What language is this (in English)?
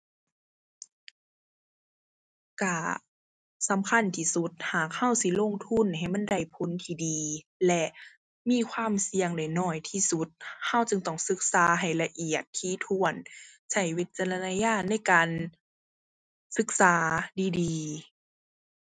Thai